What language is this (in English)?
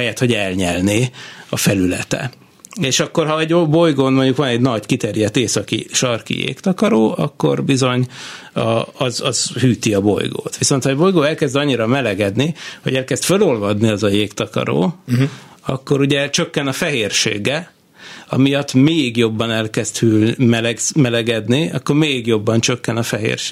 Hungarian